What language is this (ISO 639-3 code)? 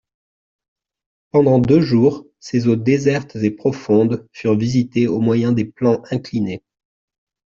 fra